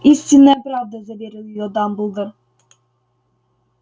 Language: Russian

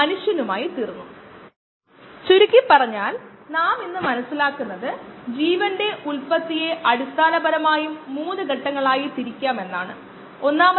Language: Malayalam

